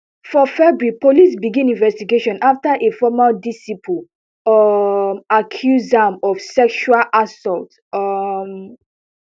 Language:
Nigerian Pidgin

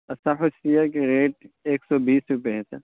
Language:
Urdu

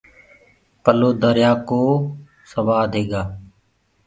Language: Gurgula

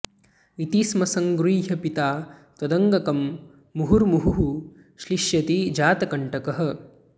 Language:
Sanskrit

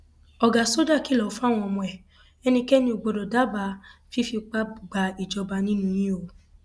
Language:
Yoruba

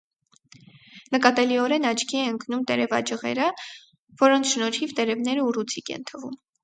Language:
Armenian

